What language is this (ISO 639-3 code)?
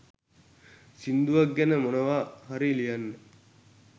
sin